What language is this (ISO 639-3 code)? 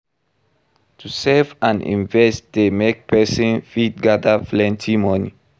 pcm